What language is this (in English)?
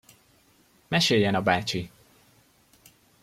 Hungarian